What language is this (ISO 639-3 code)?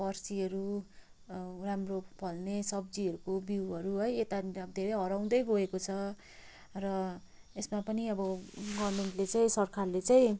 nep